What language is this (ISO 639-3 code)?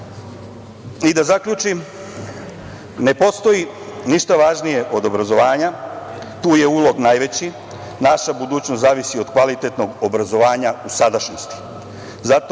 srp